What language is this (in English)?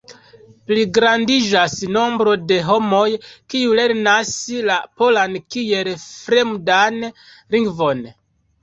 Esperanto